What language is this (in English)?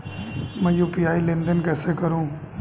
Hindi